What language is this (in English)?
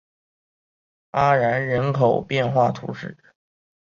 Chinese